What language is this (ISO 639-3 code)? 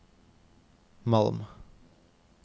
nor